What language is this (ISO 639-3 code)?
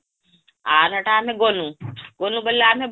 ori